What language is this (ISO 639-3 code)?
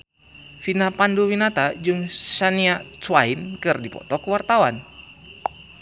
sun